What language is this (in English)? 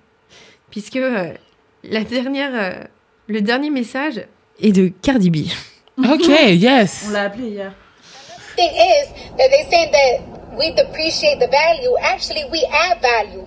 French